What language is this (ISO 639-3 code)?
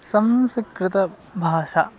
san